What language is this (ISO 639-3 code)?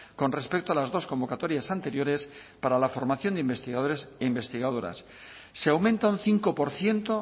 spa